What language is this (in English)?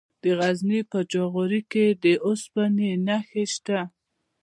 Pashto